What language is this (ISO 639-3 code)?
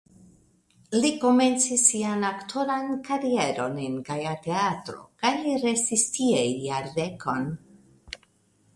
epo